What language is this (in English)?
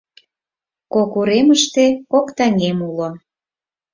Mari